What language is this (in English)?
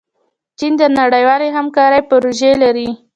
Pashto